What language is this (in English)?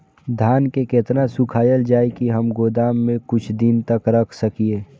Maithili